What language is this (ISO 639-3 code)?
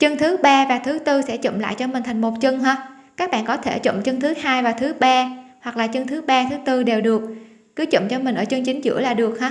vie